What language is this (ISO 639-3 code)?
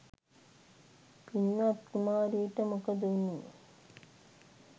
sin